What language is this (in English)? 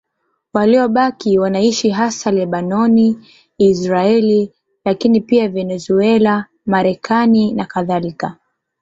Swahili